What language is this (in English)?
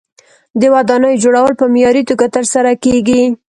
Pashto